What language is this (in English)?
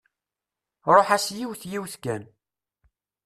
Kabyle